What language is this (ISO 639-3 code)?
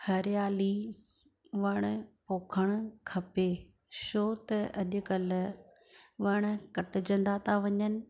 snd